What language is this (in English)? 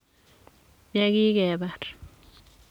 Kalenjin